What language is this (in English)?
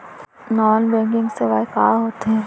Chhattisgarhi